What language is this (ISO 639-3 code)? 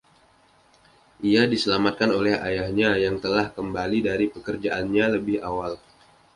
ind